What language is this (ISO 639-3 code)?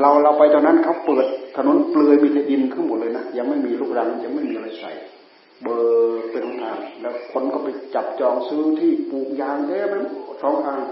tha